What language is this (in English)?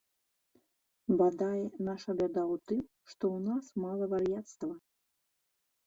Belarusian